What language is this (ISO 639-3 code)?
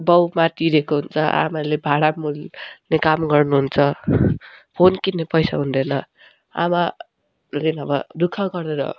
nep